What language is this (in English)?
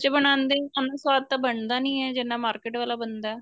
Punjabi